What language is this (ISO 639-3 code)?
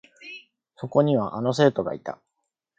jpn